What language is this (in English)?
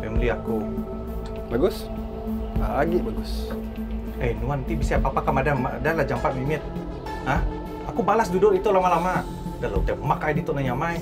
Malay